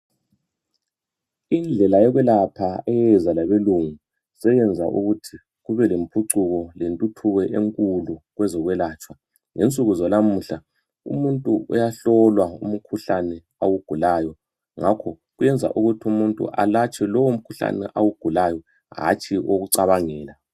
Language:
North Ndebele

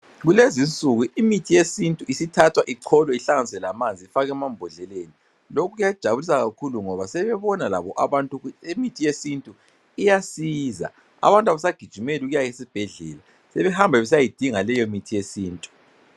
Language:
North Ndebele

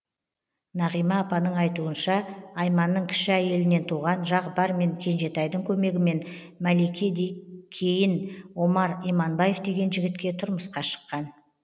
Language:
Kazakh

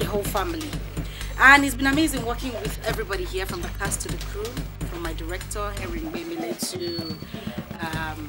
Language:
English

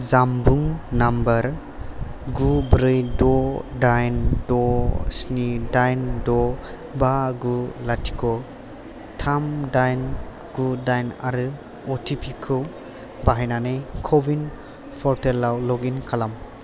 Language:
Bodo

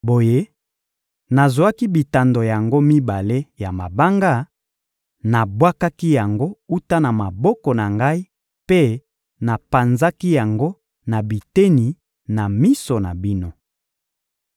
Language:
Lingala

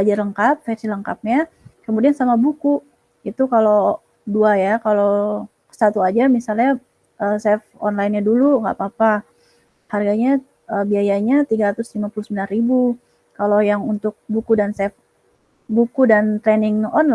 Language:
Indonesian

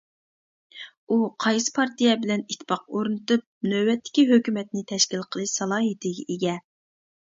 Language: Uyghur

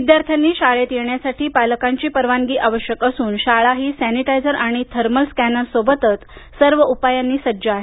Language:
Marathi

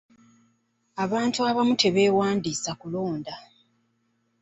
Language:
Ganda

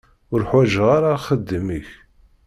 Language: Kabyle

